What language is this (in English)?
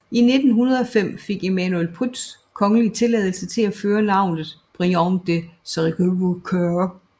Danish